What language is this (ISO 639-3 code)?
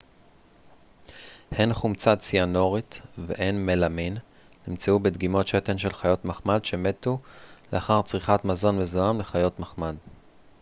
heb